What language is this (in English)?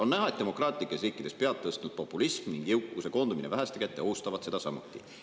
Estonian